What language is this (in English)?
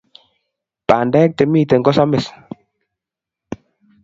Kalenjin